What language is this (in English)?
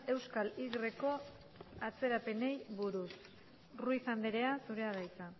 Basque